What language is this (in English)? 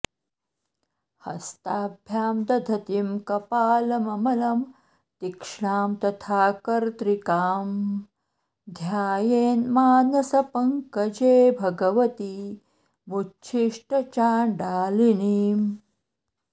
Sanskrit